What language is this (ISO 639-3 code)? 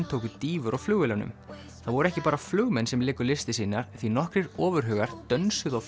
isl